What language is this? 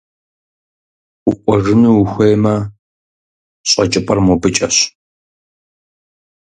Kabardian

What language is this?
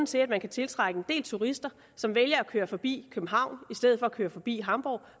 Danish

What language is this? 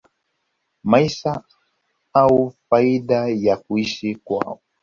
Swahili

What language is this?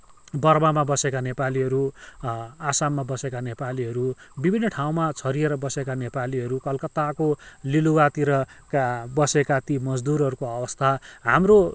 Nepali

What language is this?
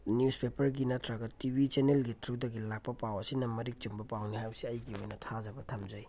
Manipuri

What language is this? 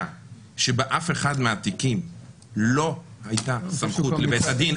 Hebrew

